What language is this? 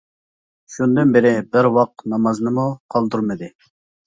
Uyghur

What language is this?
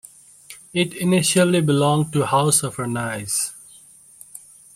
English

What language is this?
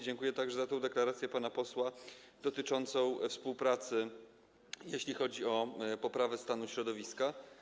Polish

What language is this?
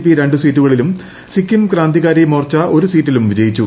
Malayalam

